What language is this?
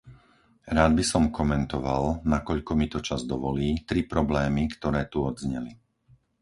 Slovak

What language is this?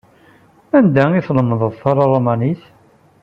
Kabyle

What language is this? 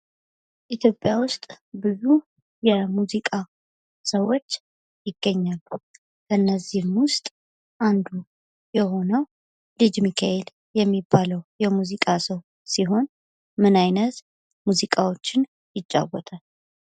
Amharic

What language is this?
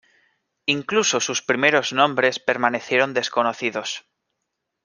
Spanish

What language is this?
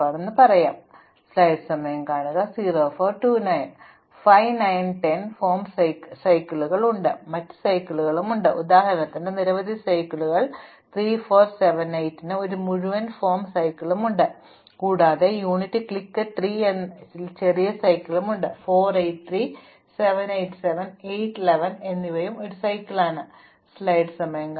Malayalam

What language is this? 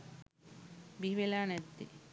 Sinhala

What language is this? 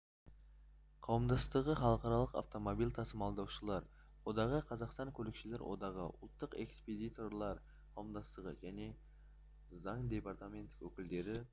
Kazakh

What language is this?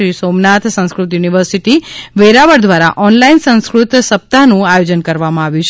Gujarati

